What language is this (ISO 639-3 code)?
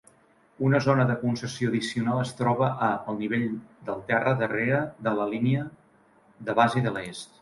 cat